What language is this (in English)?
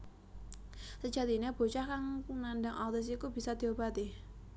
Javanese